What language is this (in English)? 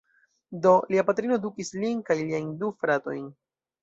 Esperanto